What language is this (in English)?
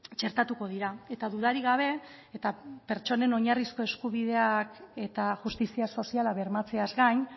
Basque